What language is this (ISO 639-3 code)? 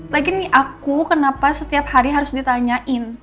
ind